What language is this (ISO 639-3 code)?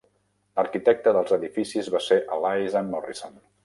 cat